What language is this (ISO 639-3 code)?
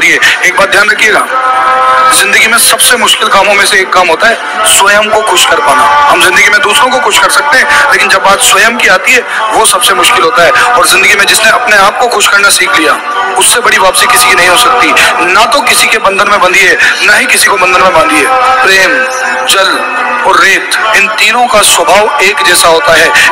hin